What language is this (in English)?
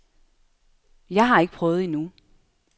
Danish